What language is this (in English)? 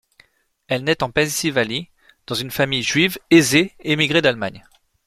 French